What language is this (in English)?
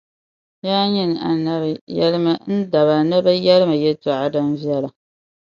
Dagbani